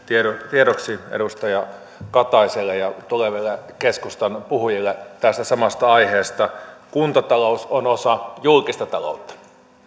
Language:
Finnish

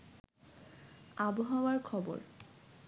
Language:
Bangla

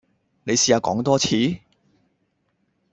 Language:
Cantonese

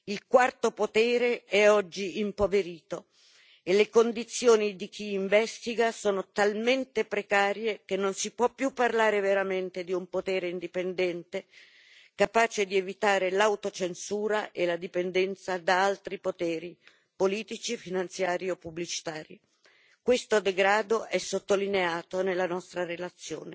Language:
Italian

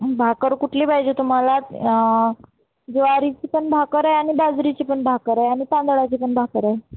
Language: Marathi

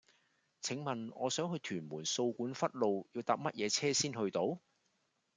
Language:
Cantonese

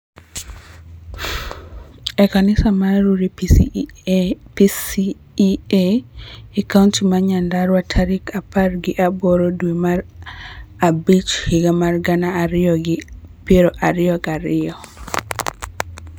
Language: Luo (Kenya and Tanzania)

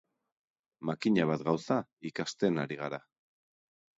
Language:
Basque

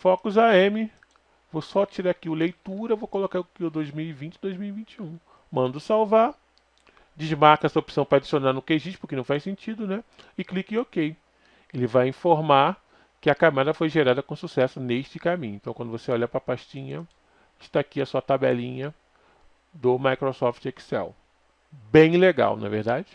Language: Portuguese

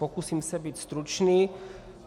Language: Czech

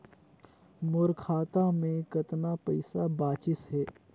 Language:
Chhattisgarhi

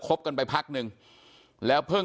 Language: Thai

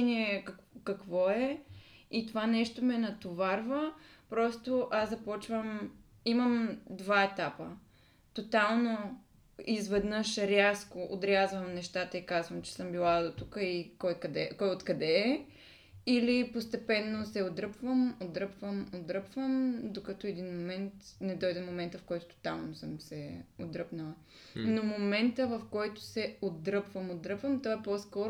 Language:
Bulgarian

